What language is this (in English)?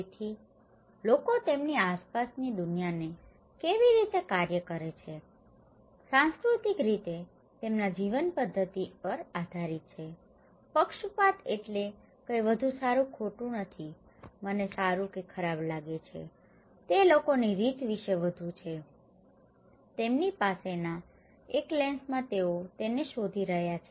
Gujarati